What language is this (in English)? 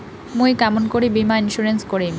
Bangla